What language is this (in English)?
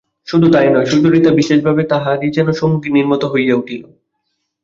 Bangla